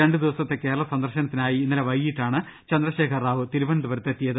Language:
Malayalam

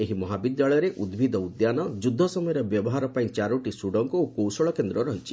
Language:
Odia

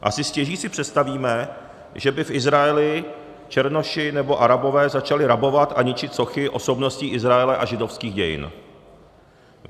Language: Czech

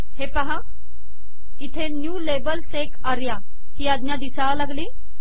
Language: Marathi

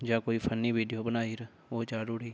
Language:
Dogri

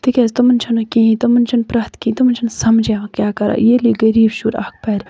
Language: Kashmiri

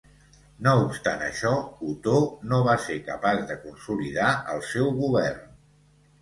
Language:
Catalan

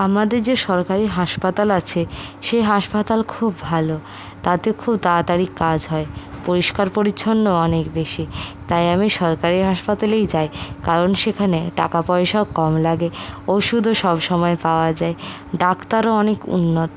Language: Bangla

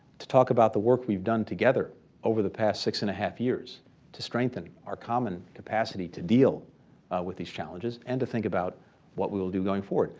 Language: English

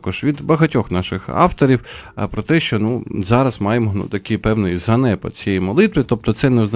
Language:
Ukrainian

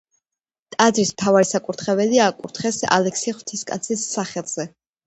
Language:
Georgian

